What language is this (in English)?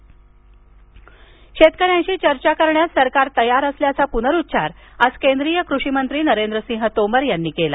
Marathi